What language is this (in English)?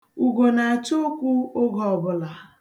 Igbo